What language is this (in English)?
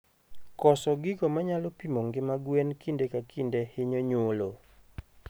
Luo (Kenya and Tanzania)